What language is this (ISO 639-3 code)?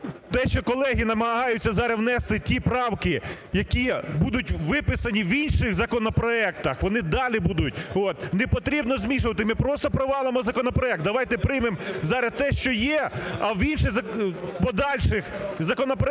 ukr